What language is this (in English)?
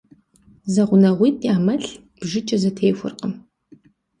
Kabardian